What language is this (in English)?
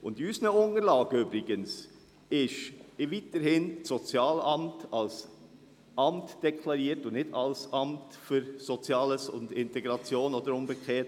Swiss German